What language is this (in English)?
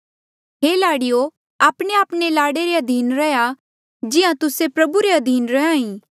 Mandeali